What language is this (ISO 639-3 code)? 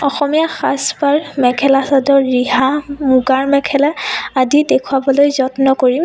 asm